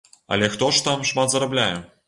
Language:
Belarusian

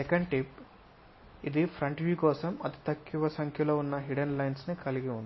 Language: Telugu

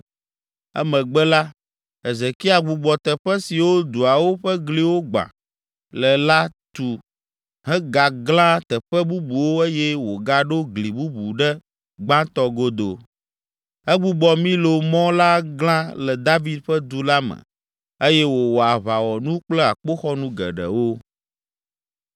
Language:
Ewe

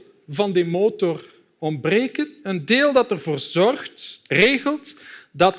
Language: Dutch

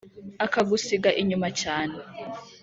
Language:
Kinyarwanda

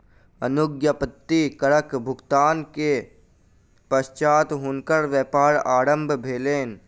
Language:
Maithili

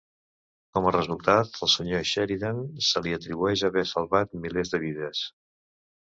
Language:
Catalan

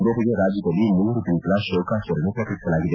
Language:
Kannada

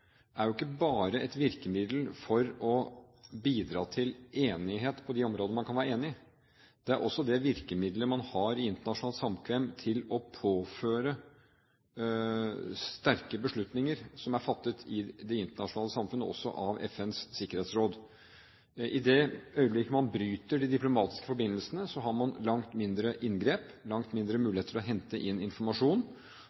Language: Norwegian Bokmål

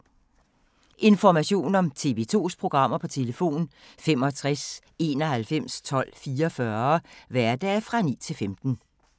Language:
Danish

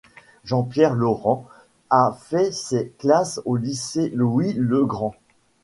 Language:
French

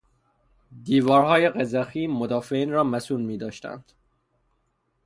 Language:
Persian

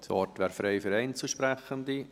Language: Swiss German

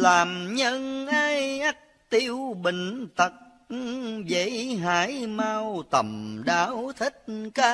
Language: Vietnamese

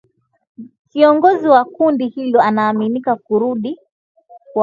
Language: Swahili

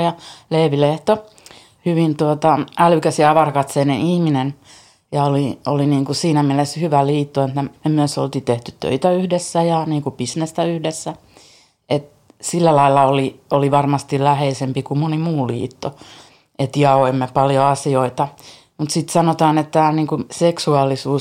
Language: Finnish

